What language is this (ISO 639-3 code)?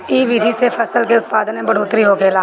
bho